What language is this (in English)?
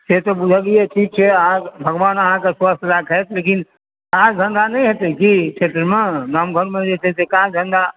Maithili